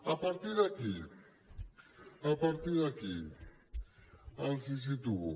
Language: Catalan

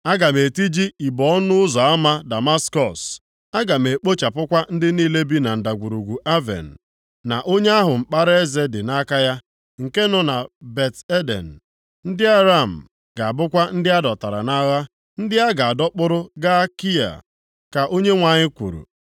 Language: Igbo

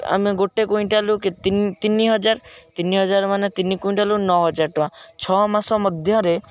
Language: Odia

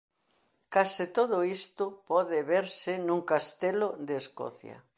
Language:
Galician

